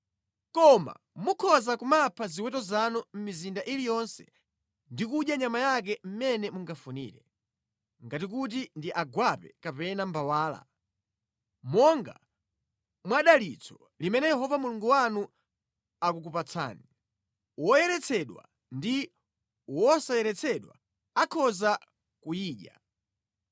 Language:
Nyanja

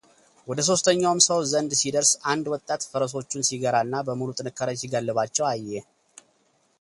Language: Amharic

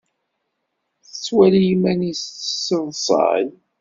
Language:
Kabyle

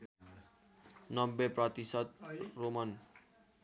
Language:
Nepali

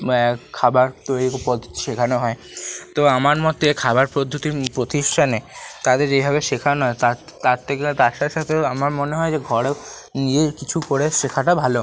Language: Bangla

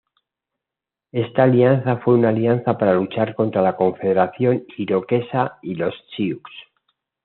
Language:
Spanish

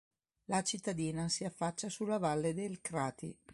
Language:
Italian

